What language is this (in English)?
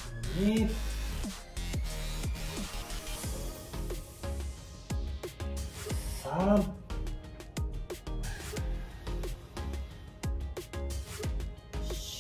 Japanese